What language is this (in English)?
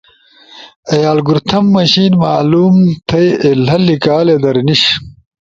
Ushojo